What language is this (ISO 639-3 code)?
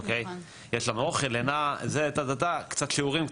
heb